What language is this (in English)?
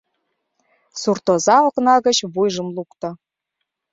Mari